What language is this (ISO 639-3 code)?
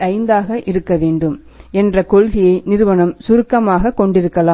tam